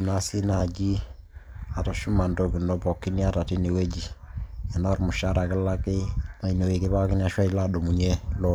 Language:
Masai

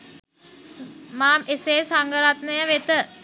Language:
Sinhala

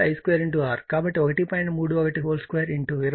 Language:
Telugu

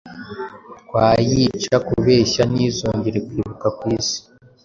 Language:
Kinyarwanda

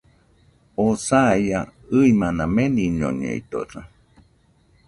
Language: Nüpode Huitoto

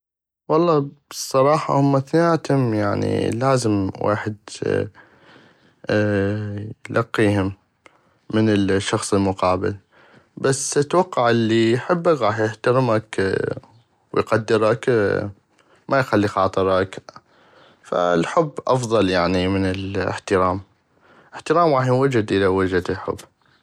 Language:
North Mesopotamian Arabic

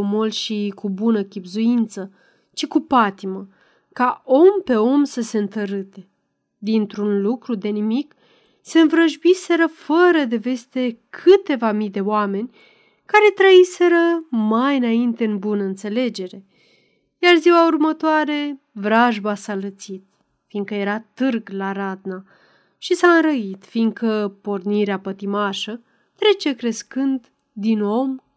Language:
Romanian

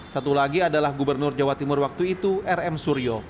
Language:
Indonesian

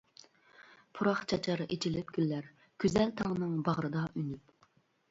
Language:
Uyghur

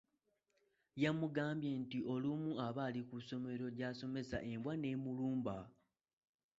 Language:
Ganda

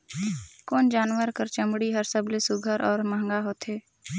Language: Chhattisgarhi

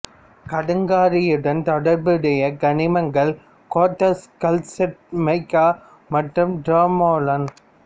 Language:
Tamil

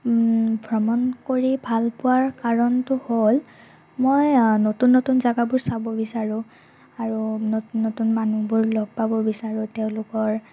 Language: Assamese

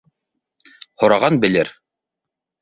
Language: Bashkir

